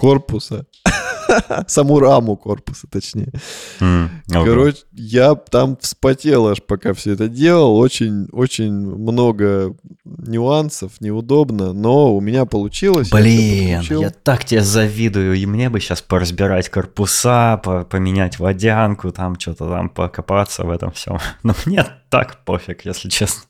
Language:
Russian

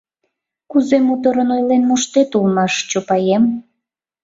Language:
Mari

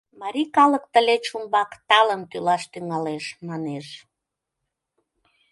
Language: Mari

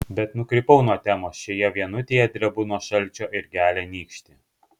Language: Lithuanian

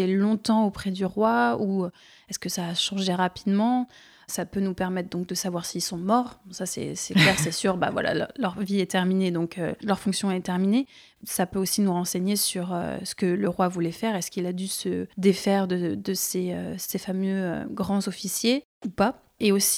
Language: French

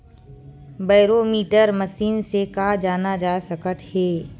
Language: Chhattisgarhi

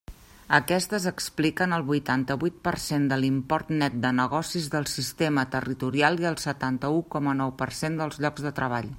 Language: Catalan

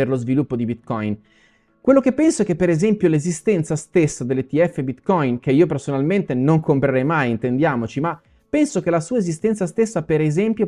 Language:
Italian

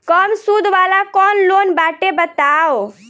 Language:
Bhojpuri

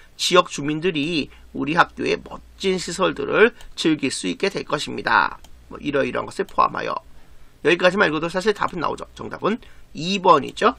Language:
Korean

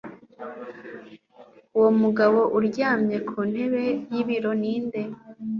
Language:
Kinyarwanda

